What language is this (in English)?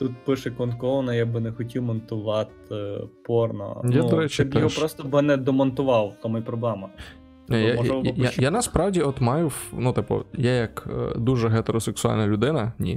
Ukrainian